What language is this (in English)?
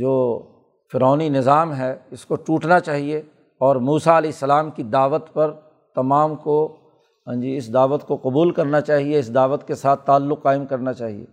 Urdu